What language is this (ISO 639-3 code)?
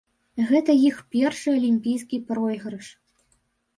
bel